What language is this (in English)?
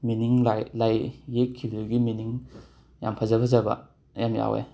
Manipuri